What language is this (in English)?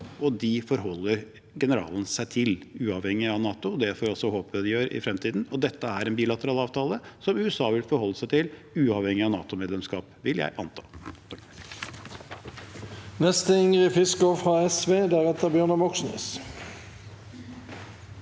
Norwegian